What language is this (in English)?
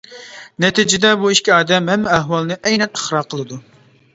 Uyghur